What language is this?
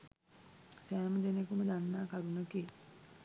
Sinhala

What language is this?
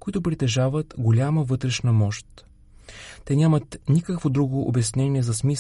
Bulgarian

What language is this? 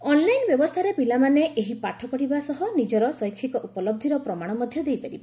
Odia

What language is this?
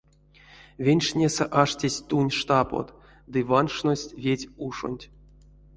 Erzya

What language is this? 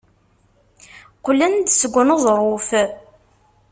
Kabyle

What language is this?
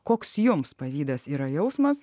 Lithuanian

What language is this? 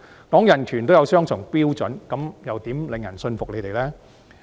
Cantonese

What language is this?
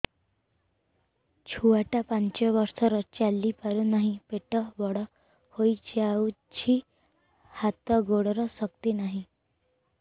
Odia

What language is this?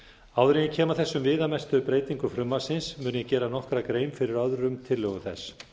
Icelandic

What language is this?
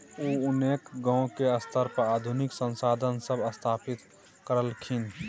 Maithili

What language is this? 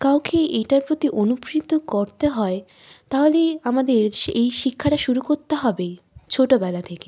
Bangla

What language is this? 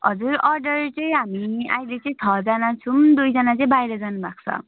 Nepali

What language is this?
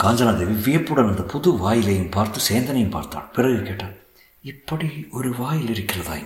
Tamil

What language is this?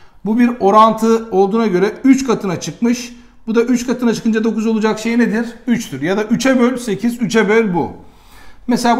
Turkish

